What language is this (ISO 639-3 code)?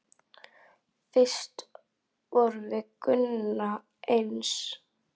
isl